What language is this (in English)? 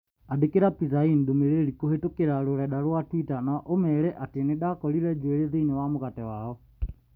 Kikuyu